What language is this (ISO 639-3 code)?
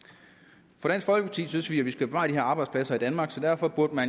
dan